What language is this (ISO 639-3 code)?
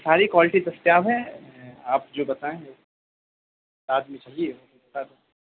urd